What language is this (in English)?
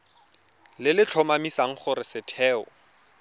Tswana